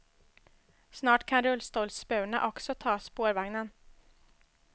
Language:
Swedish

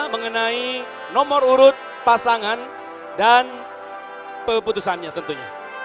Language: Indonesian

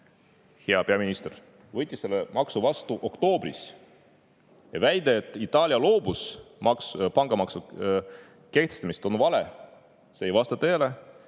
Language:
Estonian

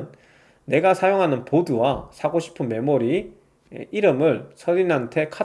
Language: Korean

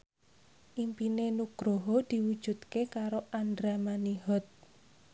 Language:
Javanese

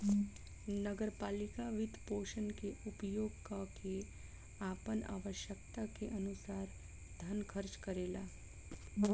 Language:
Bhojpuri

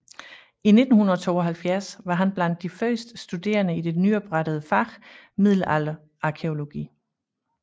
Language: Danish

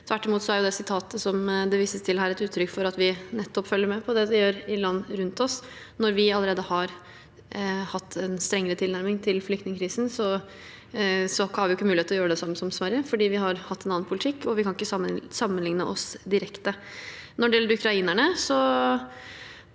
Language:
Norwegian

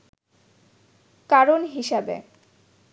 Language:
Bangla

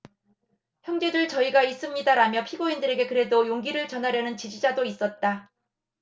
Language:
Korean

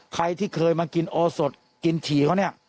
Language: Thai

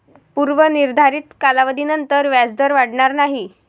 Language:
Marathi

